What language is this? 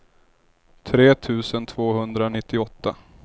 Swedish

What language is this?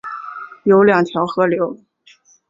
Chinese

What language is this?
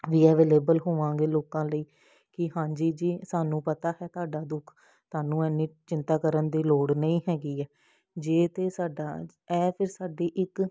Punjabi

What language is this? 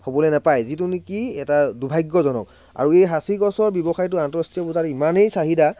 Assamese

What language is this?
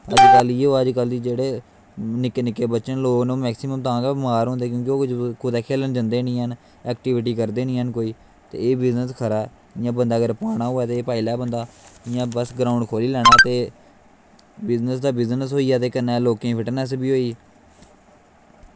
Dogri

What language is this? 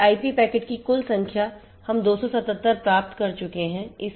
Hindi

